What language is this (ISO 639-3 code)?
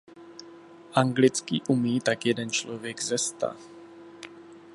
ces